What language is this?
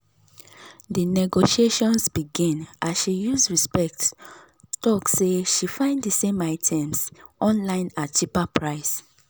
Nigerian Pidgin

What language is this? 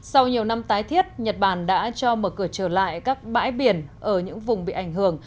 Vietnamese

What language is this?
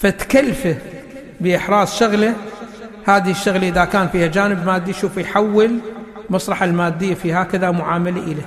Arabic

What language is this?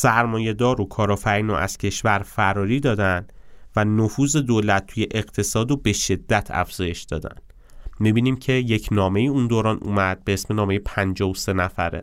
Persian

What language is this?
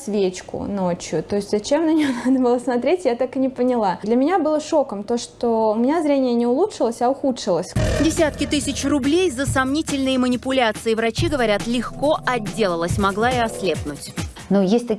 Russian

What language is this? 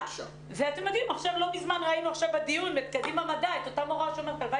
Hebrew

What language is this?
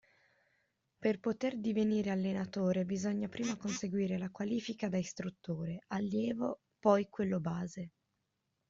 Italian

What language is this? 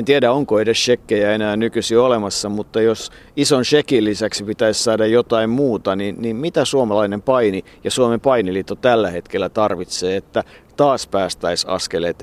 Finnish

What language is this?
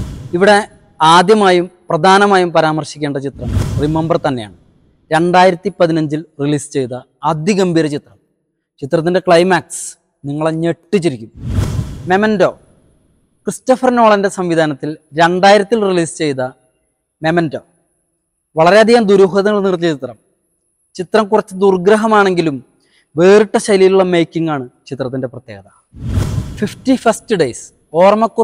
Malayalam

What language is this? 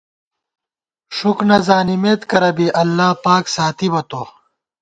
Gawar-Bati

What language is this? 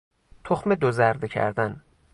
Persian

